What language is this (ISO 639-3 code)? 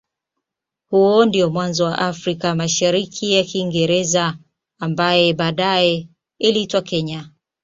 swa